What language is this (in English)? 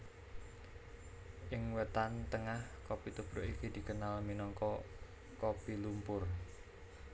Javanese